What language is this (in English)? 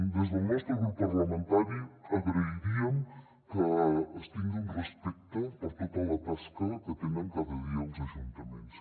Catalan